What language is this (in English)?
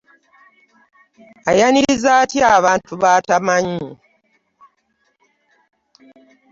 Ganda